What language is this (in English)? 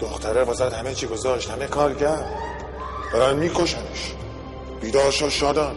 Persian